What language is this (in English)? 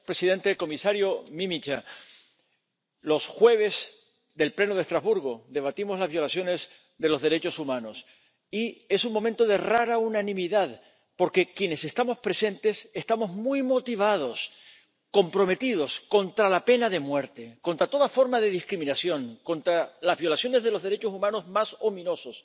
Spanish